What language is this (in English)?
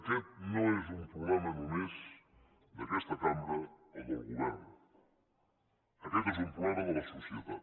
Catalan